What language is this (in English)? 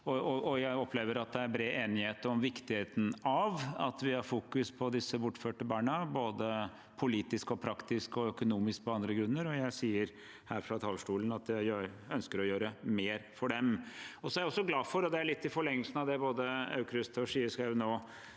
Norwegian